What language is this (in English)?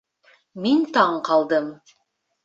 Bashkir